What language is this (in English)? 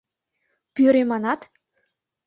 Mari